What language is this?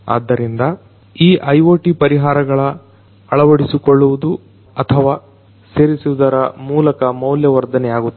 Kannada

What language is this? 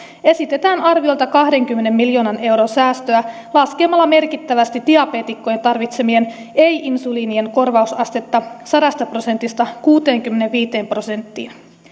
Finnish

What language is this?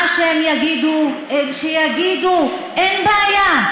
Hebrew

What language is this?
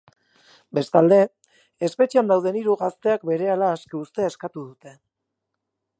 Basque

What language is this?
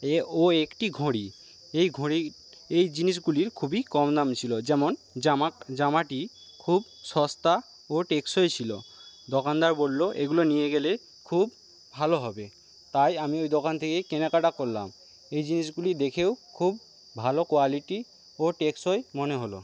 Bangla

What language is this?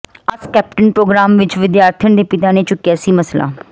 Punjabi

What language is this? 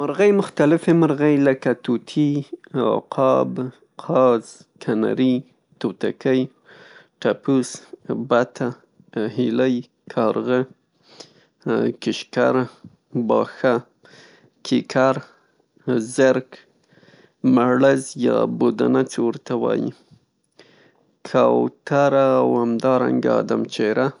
Pashto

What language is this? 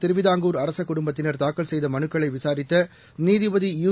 Tamil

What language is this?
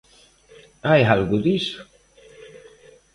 Galician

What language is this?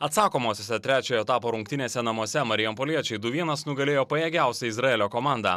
Lithuanian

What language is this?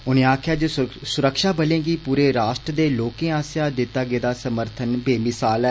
Dogri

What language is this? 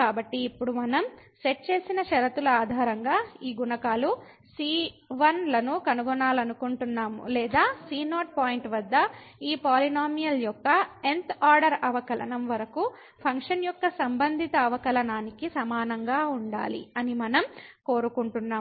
Telugu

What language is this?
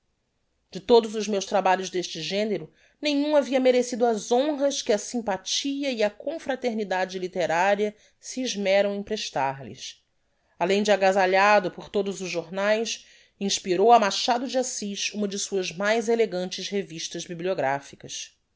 Portuguese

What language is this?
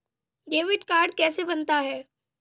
Hindi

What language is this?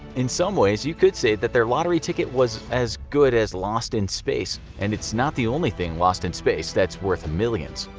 English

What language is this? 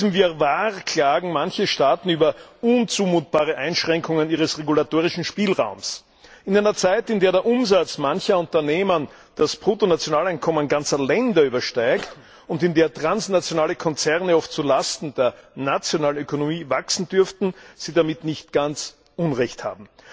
German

